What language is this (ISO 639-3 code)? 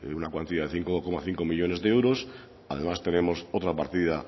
spa